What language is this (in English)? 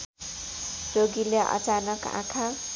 Nepali